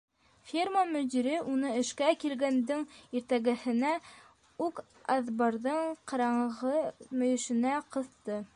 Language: Bashkir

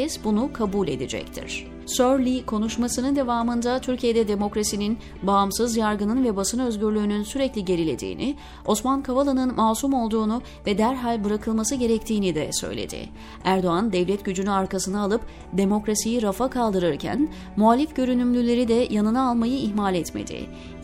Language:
Turkish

